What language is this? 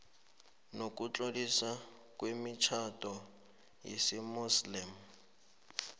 South Ndebele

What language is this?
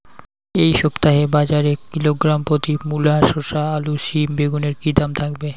Bangla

